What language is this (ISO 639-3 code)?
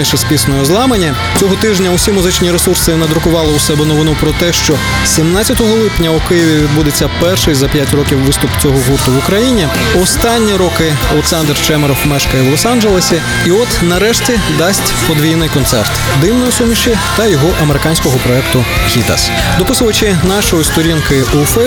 ukr